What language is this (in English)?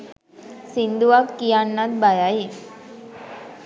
Sinhala